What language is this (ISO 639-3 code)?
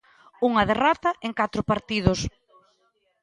glg